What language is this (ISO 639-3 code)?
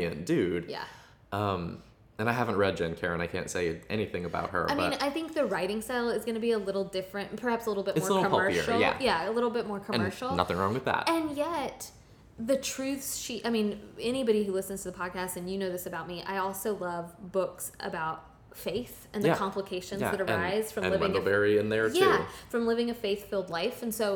eng